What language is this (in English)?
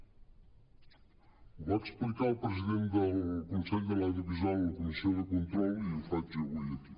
Catalan